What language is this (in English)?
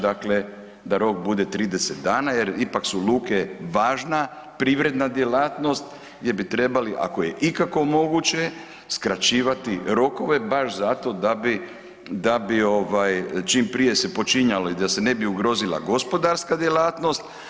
Croatian